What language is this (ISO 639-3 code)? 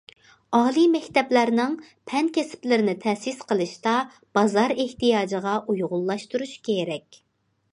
uig